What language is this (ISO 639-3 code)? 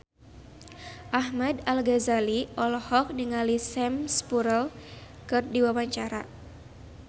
sun